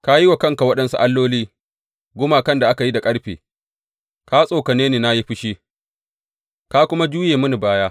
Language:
Hausa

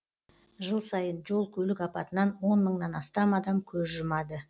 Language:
Kazakh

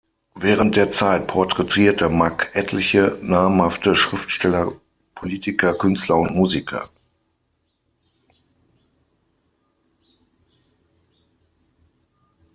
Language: German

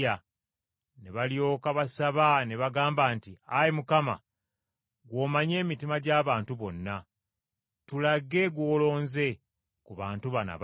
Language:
Ganda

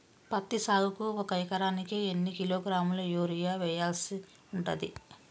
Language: Telugu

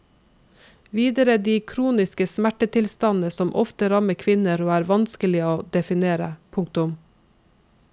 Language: Norwegian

